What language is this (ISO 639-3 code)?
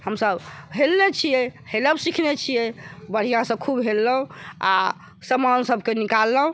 mai